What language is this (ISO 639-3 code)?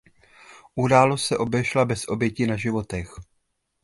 ces